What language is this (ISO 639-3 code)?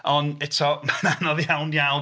cym